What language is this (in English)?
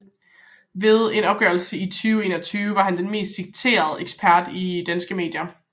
Danish